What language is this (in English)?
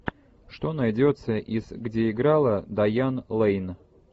Russian